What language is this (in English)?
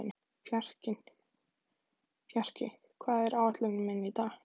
Icelandic